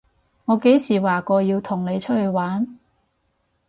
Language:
Cantonese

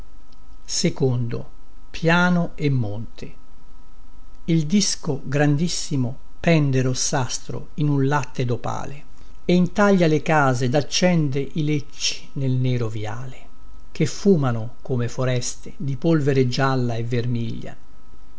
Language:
Italian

